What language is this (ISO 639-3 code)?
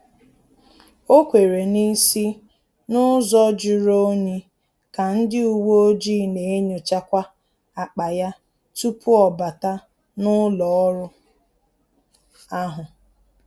ibo